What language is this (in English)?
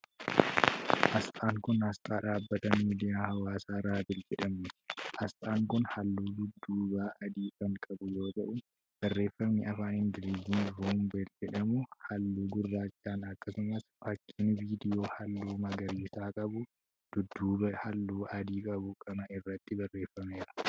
Oromo